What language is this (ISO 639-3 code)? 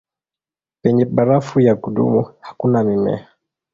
swa